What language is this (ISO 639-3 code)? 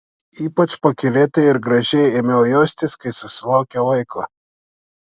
lit